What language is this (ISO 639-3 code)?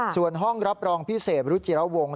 tha